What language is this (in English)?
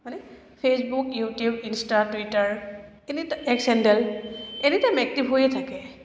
Assamese